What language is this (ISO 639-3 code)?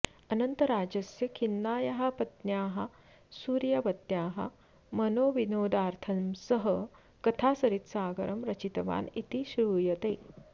san